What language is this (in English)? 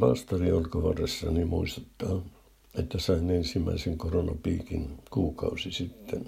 Finnish